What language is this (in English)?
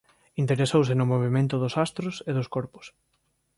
Galician